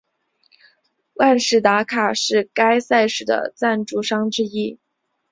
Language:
Chinese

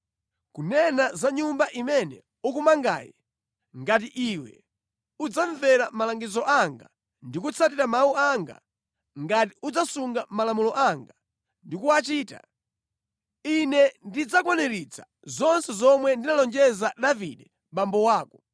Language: Nyanja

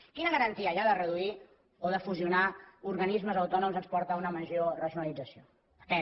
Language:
Catalan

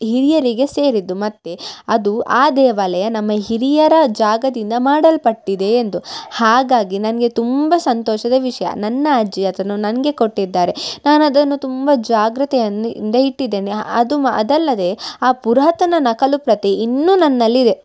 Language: Kannada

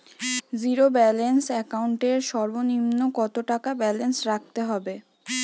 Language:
Bangla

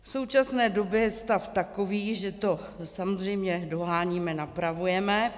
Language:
Czech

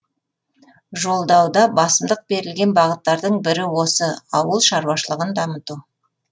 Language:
Kazakh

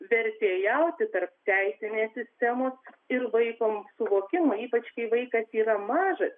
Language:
Lithuanian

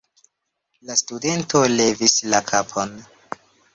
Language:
Esperanto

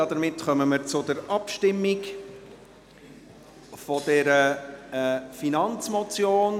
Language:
Swiss German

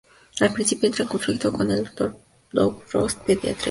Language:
Spanish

